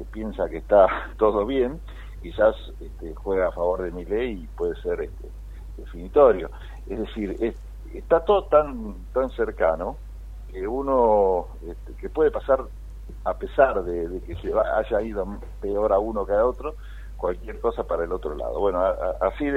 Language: Spanish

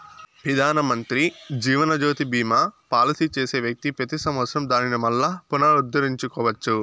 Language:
Telugu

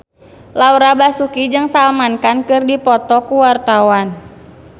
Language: Sundanese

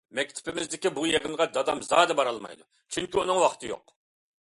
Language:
Uyghur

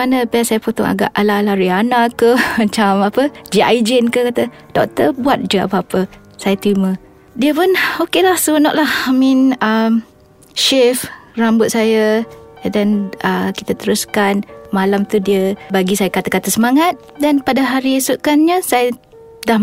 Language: Malay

